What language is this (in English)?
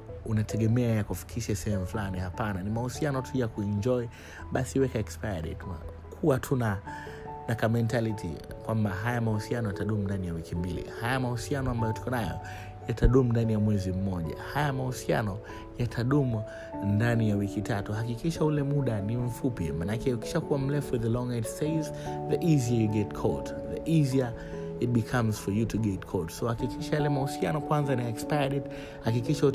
Swahili